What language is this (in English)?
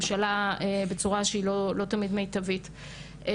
Hebrew